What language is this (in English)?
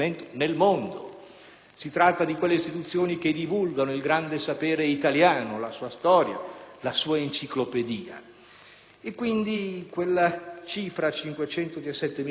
Italian